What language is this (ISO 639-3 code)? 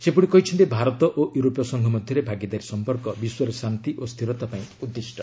ori